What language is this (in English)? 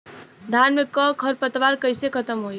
Bhojpuri